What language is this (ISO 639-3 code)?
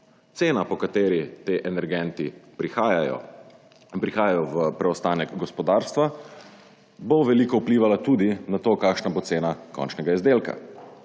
slv